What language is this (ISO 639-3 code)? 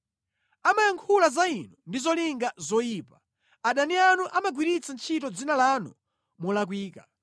nya